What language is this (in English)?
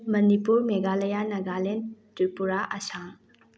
Manipuri